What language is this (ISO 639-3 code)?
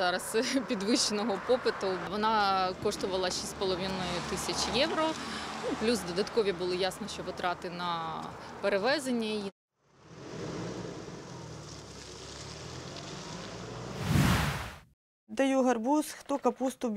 ukr